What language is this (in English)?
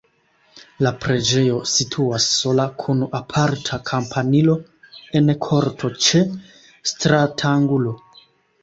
Esperanto